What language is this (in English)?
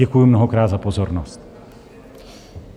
Czech